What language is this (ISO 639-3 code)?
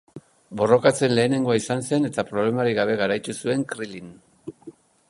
eus